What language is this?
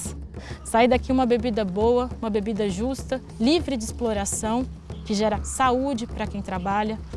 Portuguese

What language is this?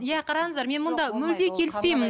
Kazakh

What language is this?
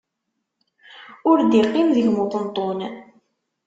Kabyle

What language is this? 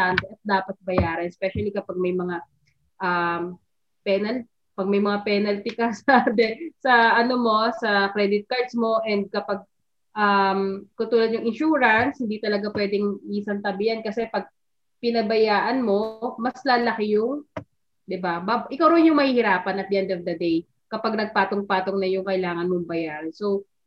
Filipino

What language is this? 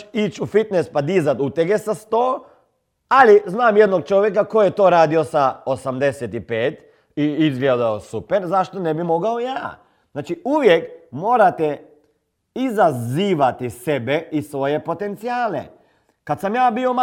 Croatian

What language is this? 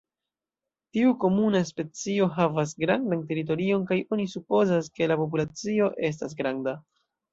Esperanto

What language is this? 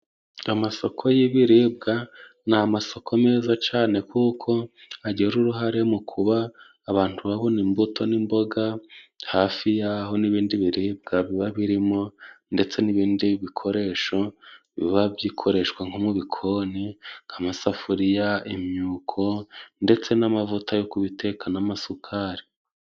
Kinyarwanda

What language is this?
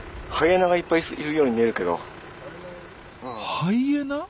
Japanese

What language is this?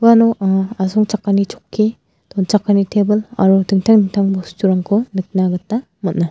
Garo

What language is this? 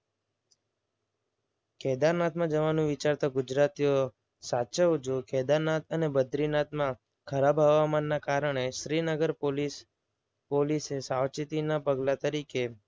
Gujarati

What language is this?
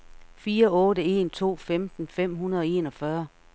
Danish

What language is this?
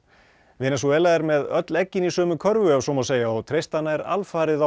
Icelandic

